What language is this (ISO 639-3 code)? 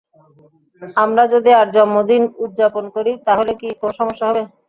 ben